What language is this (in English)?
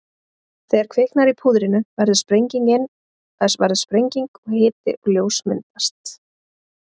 Icelandic